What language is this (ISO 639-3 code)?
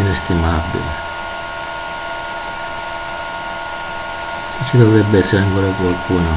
ita